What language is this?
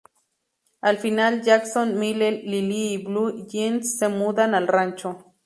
Spanish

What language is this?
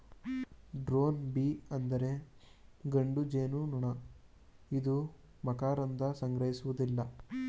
Kannada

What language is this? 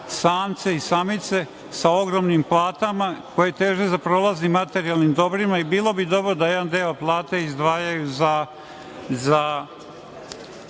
Serbian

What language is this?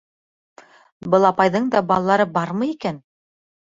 Bashkir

